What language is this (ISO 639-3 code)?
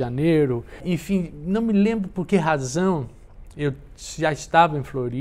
por